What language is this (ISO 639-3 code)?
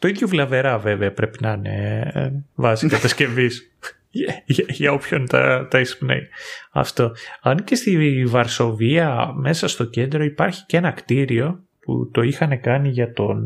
ell